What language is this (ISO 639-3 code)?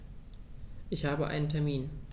deu